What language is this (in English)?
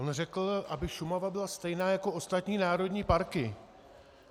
Czech